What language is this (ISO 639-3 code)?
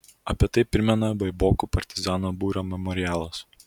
lit